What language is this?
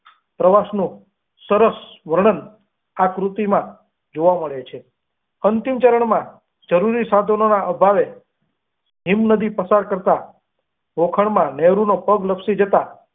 Gujarati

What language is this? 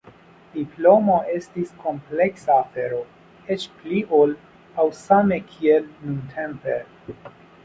Esperanto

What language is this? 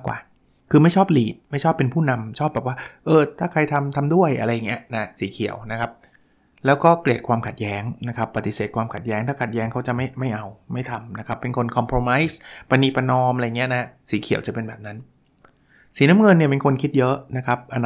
Thai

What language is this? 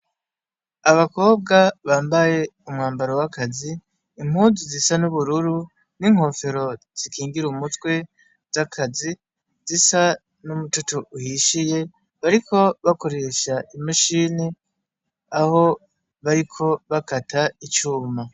Rundi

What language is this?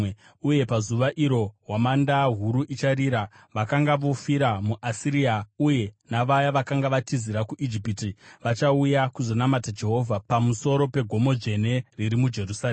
Shona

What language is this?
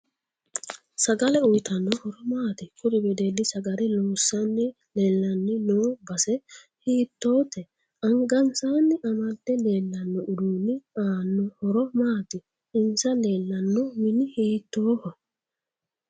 Sidamo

